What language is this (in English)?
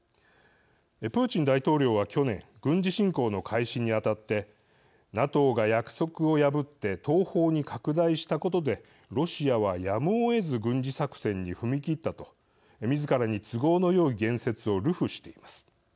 Japanese